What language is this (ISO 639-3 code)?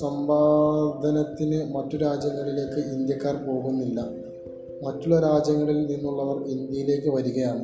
mal